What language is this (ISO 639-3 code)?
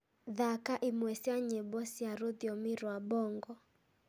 kik